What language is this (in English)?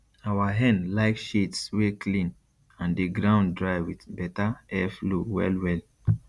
Nigerian Pidgin